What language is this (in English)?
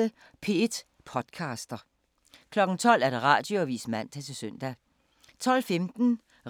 Danish